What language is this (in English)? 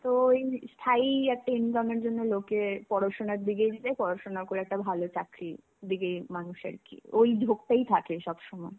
Bangla